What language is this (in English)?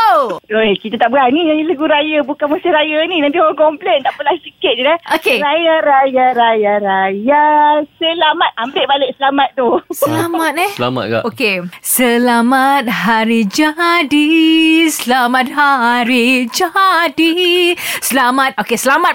Malay